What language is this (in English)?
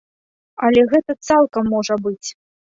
Belarusian